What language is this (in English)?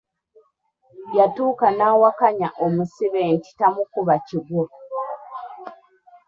Ganda